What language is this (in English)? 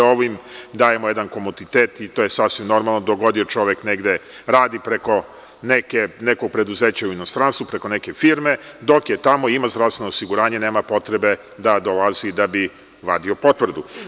Serbian